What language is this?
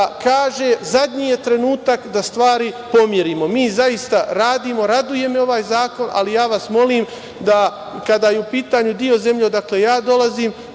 Serbian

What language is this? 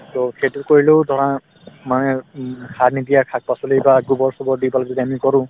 Assamese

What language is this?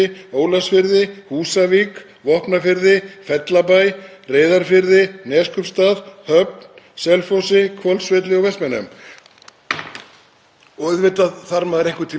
Icelandic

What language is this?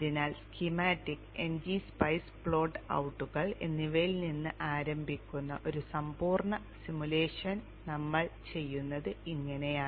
Malayalam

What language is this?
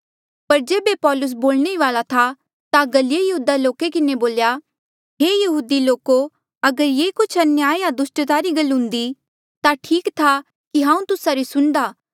Mandeali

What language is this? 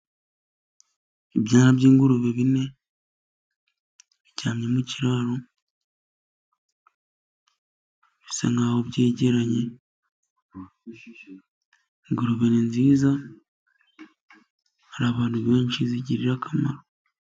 Kinyarwanda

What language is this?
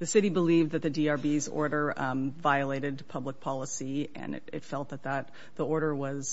English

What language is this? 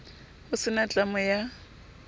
Southern Sotho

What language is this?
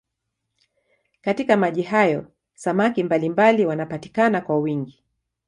Swahili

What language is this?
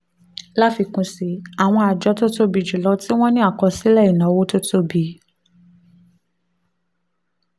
Yoruba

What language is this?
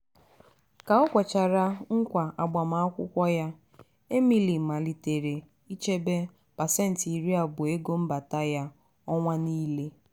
Igbo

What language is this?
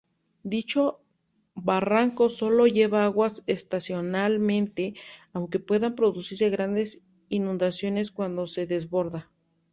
Spanish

